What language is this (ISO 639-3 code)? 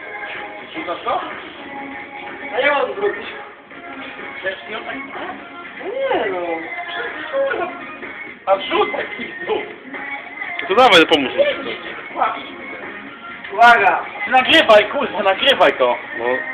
pol